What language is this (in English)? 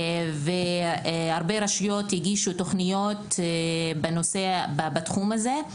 Hebrew